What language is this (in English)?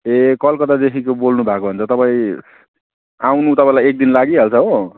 Nepali